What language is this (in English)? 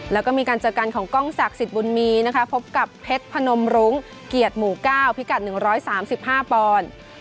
Thai